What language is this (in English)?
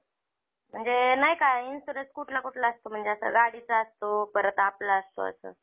Marathi